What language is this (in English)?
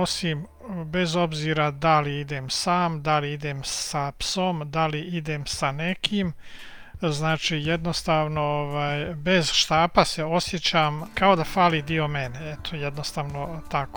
Croatian